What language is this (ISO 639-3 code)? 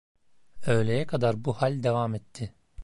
tur